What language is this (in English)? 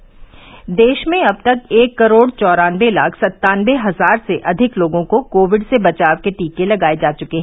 Hindi